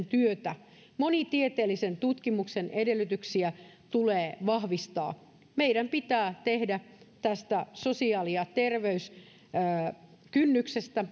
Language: Finnish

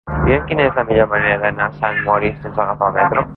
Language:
Catalan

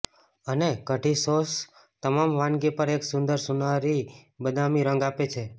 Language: Gujarati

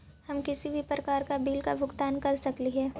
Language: Magahi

